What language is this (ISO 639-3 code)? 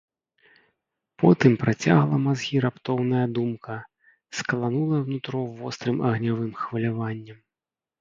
bel